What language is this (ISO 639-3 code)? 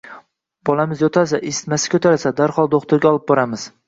uzb